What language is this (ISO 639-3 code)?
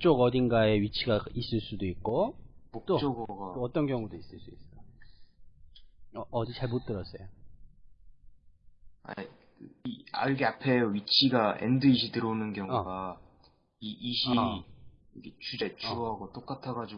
kor